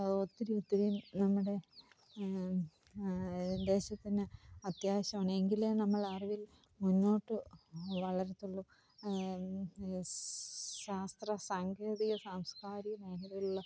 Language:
Malayalam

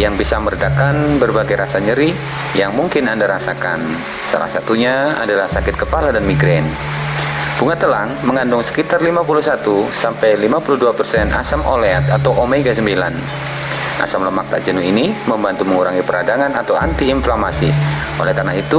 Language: Indonesian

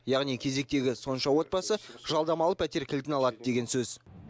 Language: Kazakh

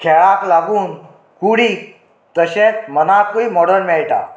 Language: Konkani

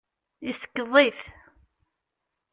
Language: Kabyle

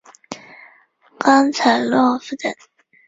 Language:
Chinese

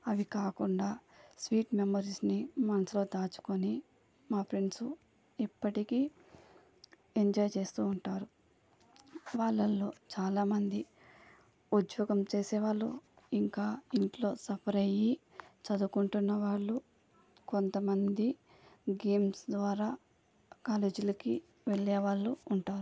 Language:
Telugu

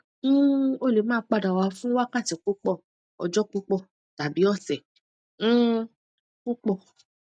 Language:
Yoruba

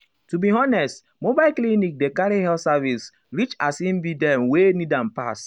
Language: Nigerian Pidgin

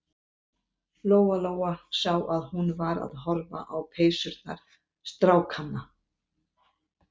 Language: Icelandic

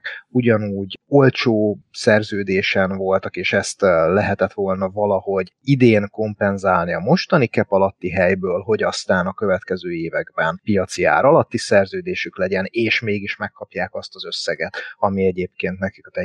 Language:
Hungarian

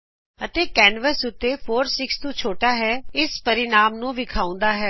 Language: Punjabi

